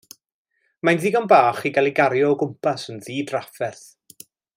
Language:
Welsh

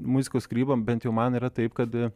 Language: Lithuanian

